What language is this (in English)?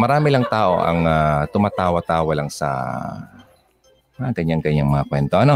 Filipino